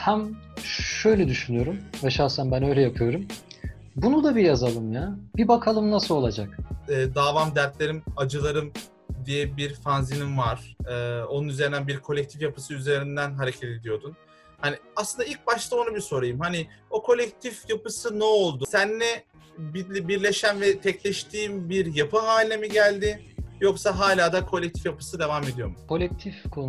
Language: Turkish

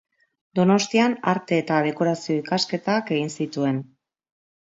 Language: Basque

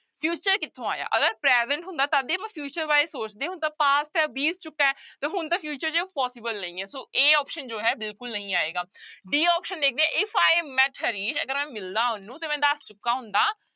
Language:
Punjabi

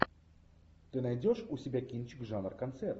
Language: Russian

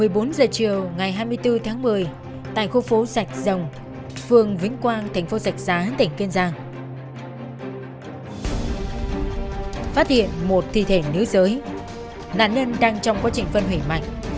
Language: Vietnamese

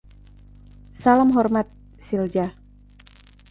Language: Indonesian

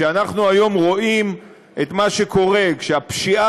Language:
Hebrew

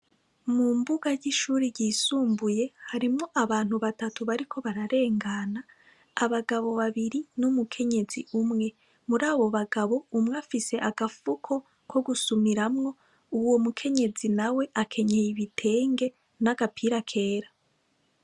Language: Rundi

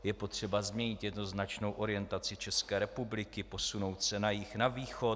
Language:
Czech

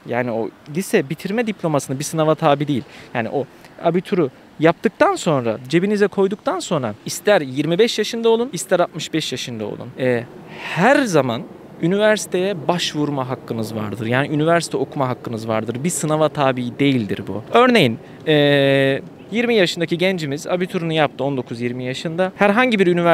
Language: Turkish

